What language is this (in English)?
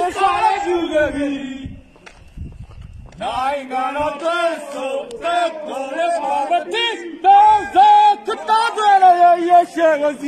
Indonesian